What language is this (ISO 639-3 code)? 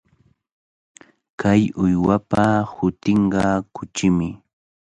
qvl